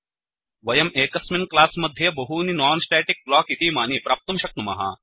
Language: Sanskrit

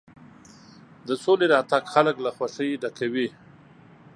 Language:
Pashto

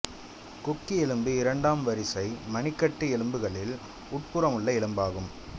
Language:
Tamil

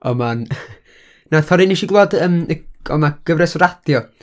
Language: Welsh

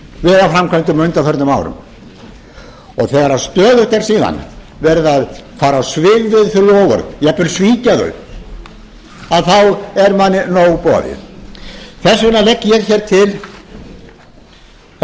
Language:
Icelandic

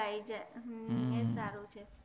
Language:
Gujarati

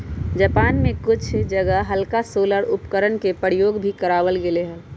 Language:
Magahi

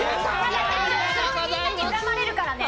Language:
Japanese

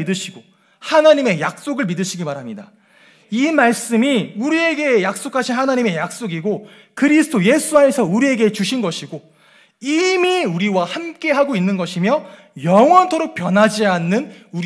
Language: Korean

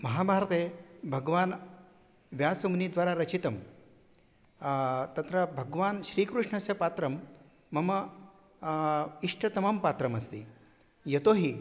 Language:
Sanskrit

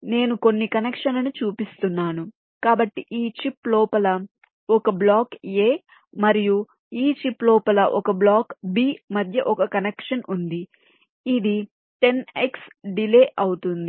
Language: Telugu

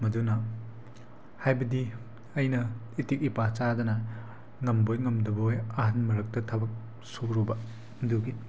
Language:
Manipuri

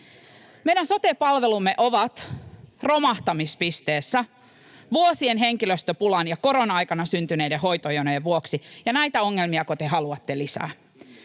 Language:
Finnish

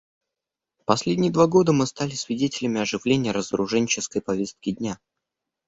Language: Russian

